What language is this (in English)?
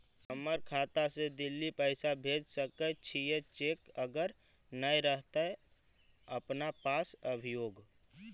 Magahi